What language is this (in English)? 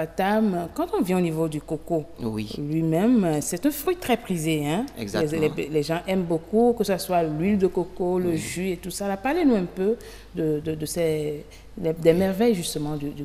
French